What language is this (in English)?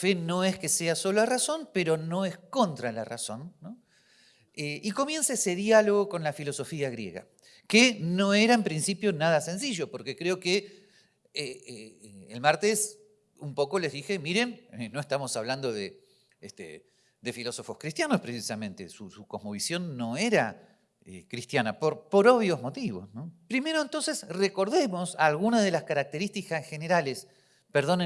Spanish